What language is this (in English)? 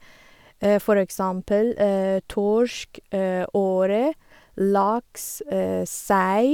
Norwegian